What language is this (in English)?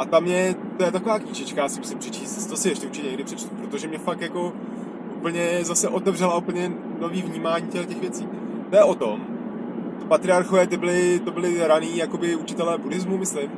Czech